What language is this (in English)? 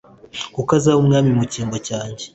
Kinyarwanda